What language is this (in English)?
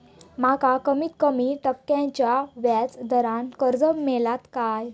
Marathi